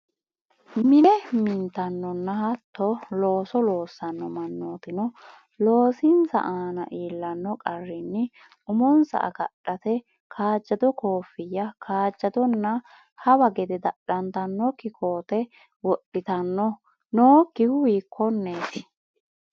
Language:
Sidamo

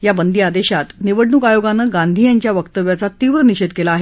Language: Marathi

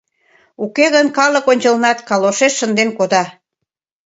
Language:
Mari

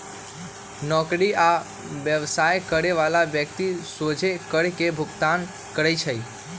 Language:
Magahi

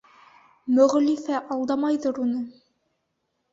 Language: Bashkir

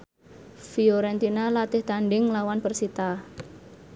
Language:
Javanese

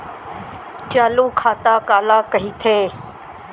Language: Chhattisgarhi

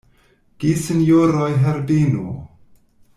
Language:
Esperanto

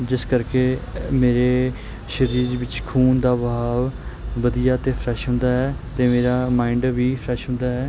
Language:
Punjabi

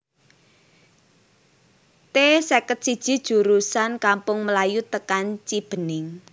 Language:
Javanese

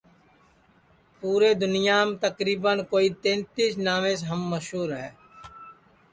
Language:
Sansi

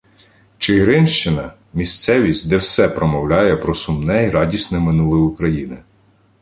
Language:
Ukrainian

